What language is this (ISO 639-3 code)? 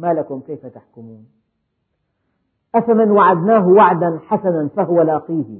ara